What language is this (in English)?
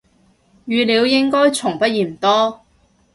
Cantonese